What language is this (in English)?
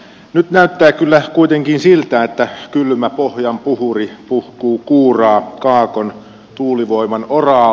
Finnish